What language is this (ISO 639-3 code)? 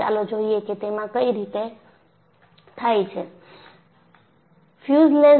guj